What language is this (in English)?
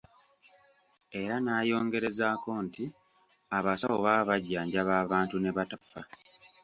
Ganda